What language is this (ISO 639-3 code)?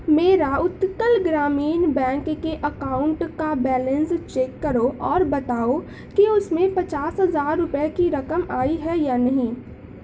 urd